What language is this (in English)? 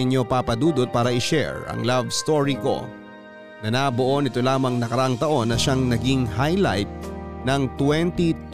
Filipino